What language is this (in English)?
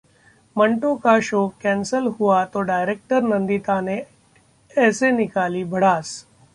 Hindi